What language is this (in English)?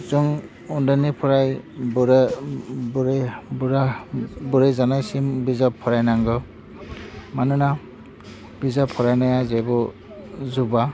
Bodo